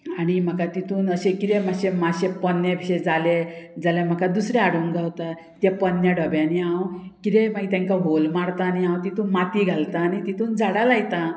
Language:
Konkani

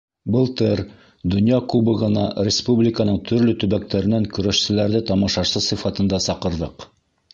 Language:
Bashkir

